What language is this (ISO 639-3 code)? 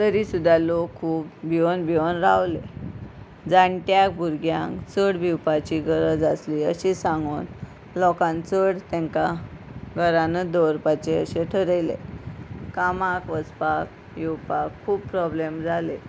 kok